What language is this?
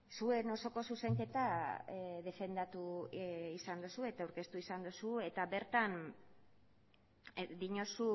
Basque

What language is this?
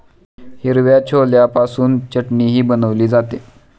Marathi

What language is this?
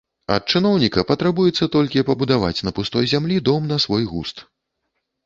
Belarusian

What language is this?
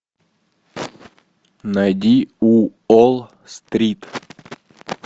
Russian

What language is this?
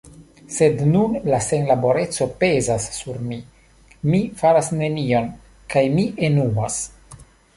Esperanto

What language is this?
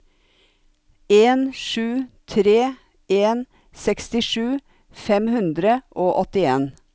Norwegian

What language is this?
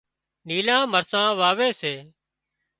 Wadiyara Koli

